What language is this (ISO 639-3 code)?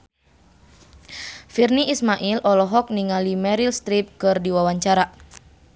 sun